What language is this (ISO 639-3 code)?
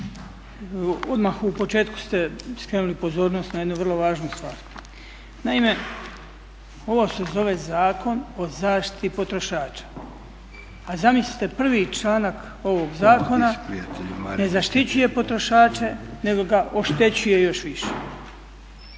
hrv